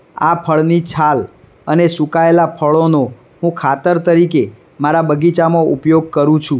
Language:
Gujarati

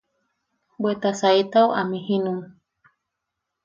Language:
Yaqui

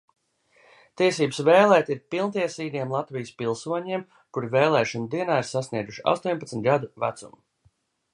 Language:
Latvian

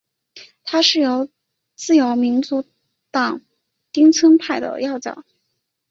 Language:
Chinese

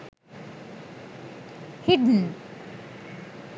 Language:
Sinhala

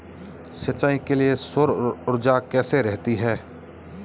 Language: Hindi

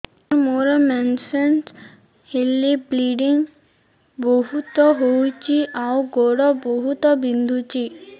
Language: Odia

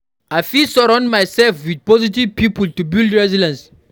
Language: Nigerian Pidgin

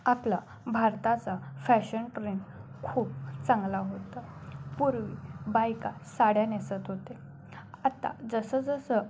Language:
Marathi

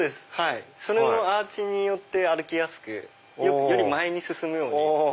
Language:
Japanese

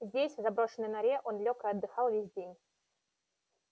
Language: Russian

